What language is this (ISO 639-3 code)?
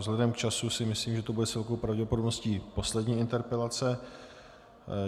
ces